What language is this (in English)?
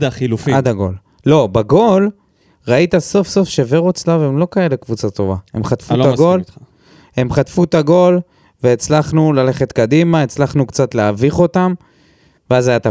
Hebrew